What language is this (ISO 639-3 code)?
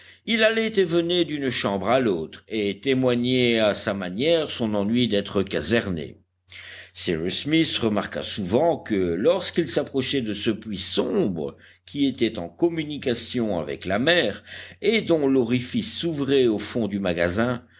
fra